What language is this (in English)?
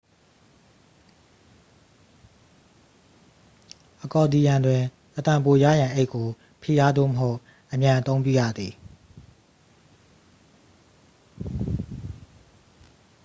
Burmese